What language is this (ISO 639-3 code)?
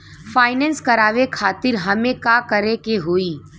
bho